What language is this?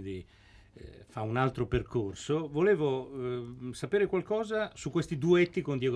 Italian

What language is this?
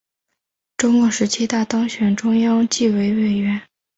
Chinese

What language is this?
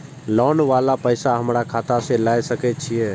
Maithili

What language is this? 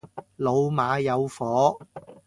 Cantonese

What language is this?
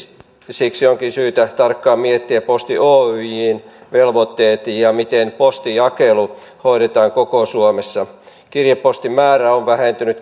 Finnish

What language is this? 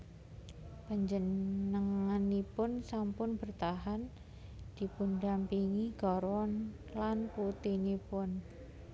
Javanese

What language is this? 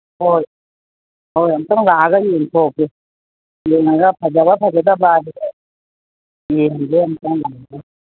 Manipuri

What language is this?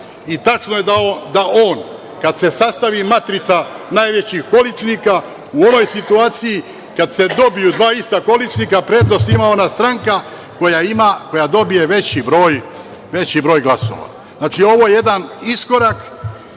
Serbian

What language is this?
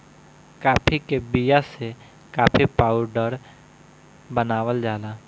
Bhojpuri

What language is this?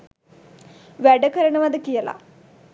Sinhala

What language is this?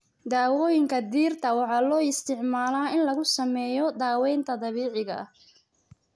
Somali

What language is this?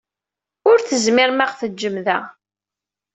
Kabyle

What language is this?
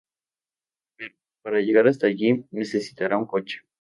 Spanish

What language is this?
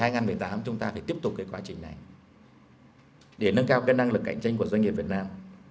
Vietnamese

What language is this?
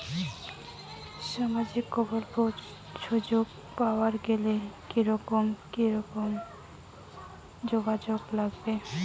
Bangla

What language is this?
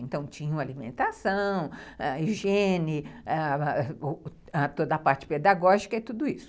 Portuguese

